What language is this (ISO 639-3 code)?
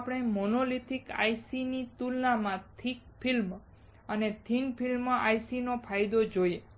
guj